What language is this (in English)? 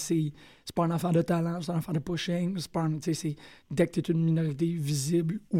French